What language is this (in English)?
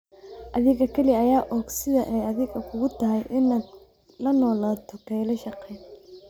Somali